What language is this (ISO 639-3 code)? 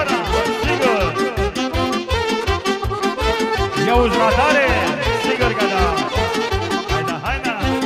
ron